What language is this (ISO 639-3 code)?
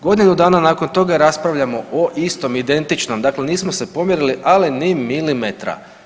hrv